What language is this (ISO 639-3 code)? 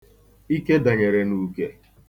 ibo